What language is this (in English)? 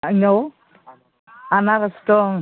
Bodo